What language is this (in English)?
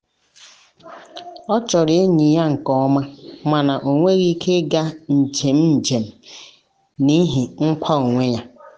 Igbo